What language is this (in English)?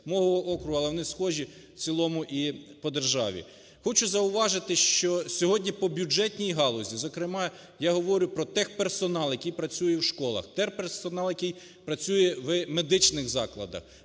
Ukrainian